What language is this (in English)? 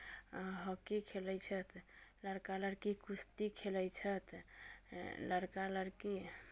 Maithili